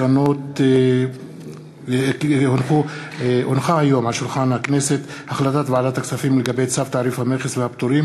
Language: Hebrew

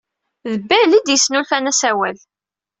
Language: Kabyle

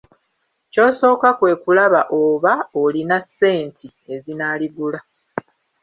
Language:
Ganda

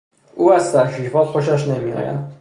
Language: Persian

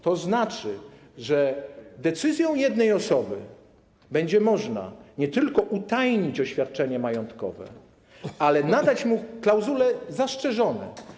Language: Polish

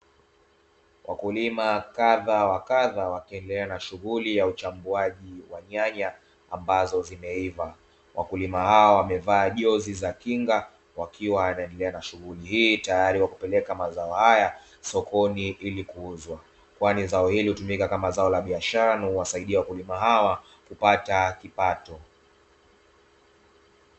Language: Swahili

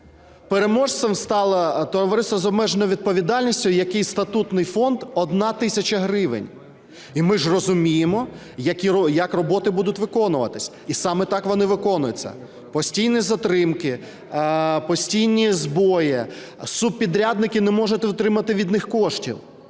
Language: Ukrainian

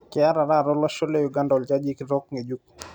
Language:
Masai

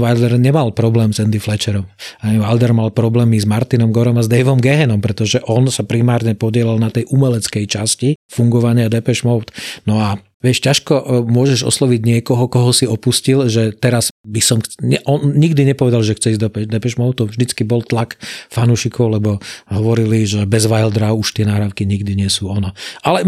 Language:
Slovak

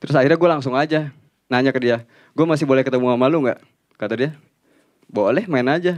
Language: Indonesian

